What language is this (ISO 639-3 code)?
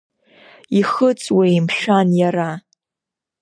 abk